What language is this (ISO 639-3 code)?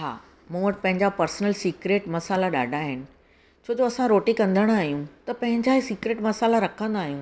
snd